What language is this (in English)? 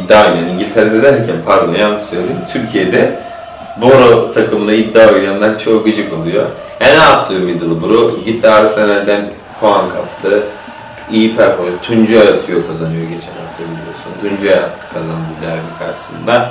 Turkish